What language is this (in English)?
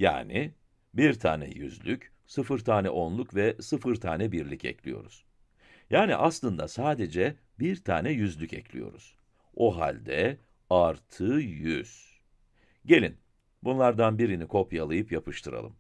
Turkish